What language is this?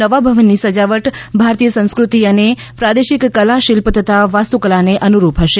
Gujarati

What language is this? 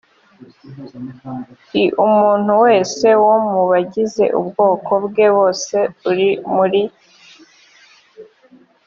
Kinyarwanda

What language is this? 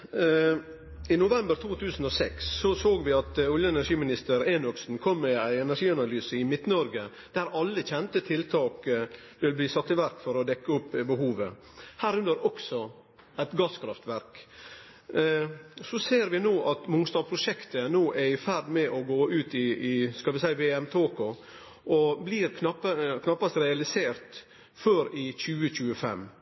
Norwegian Nynorsk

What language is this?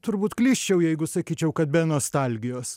Lithuanian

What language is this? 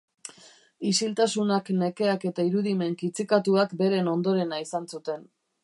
Basque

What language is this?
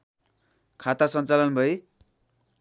Nepali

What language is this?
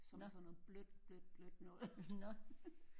Danish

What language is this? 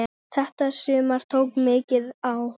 Icelandic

